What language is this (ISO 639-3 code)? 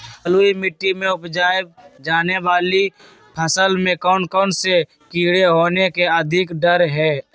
mag